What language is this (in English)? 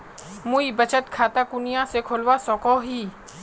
Magahi